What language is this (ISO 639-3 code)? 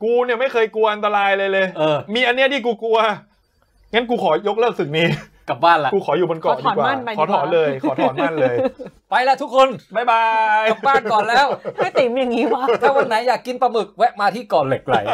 tha